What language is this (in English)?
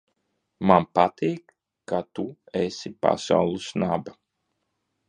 Latvian